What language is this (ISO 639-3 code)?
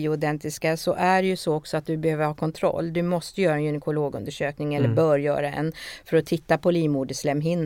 swe